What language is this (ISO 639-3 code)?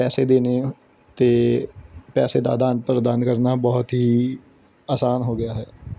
pan